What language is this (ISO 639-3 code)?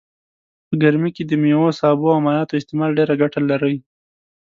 pus